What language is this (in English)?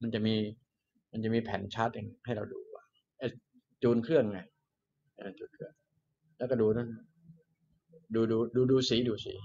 Thai